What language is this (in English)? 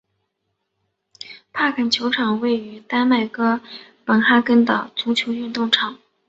Chinese